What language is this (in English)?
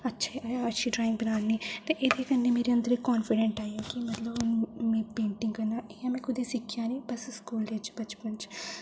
Dogri